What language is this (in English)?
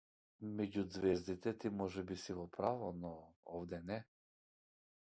Macedonian